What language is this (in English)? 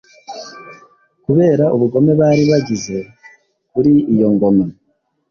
Kinyarwanda